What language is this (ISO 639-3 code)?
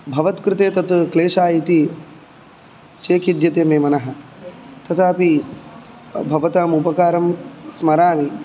san